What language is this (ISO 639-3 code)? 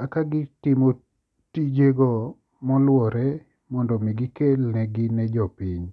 luo